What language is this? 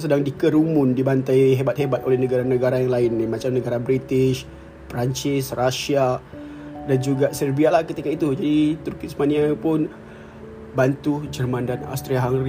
Malay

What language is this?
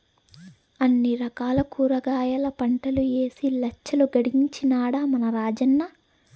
Telugu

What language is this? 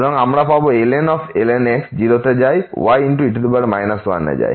Bangla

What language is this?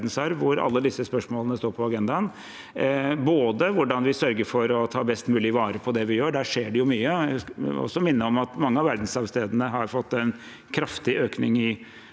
Norwegian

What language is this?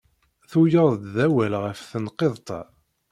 Kabyle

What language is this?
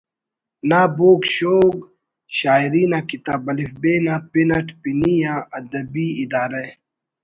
Brahui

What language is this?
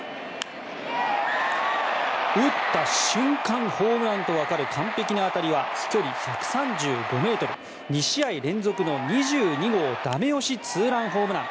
Japanese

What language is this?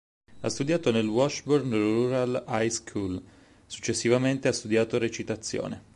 Italian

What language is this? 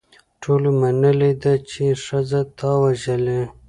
Pashto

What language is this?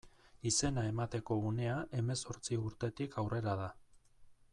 Basque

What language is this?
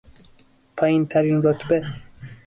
Persian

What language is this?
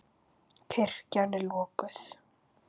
Icelandic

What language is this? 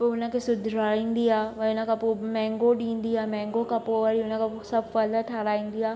Sindhi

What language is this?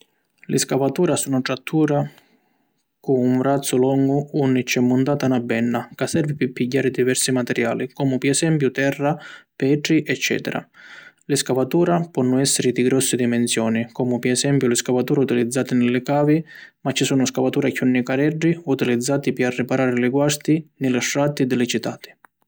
Sicilian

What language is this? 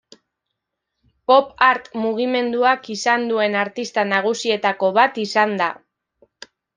Basque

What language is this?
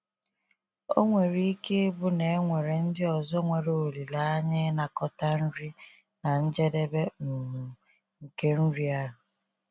Igbo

